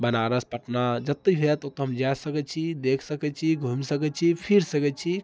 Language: Maithili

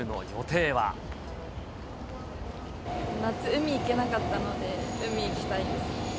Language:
Japanese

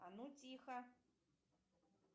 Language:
Russian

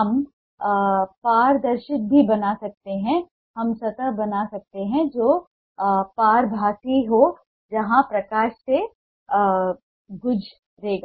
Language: Hindi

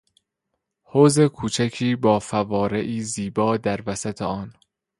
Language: Persian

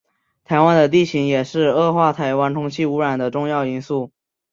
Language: Chinese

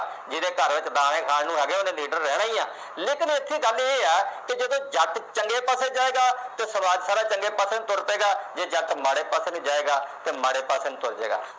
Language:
Punjabi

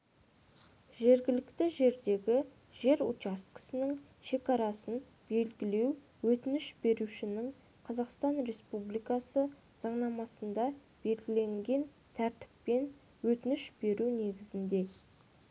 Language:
Kazakh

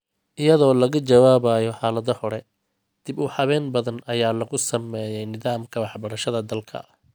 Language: Somali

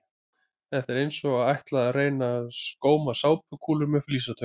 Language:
Icelandic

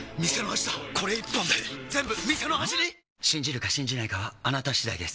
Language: Japanese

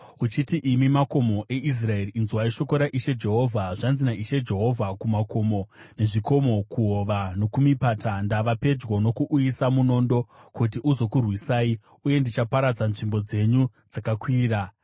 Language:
Shona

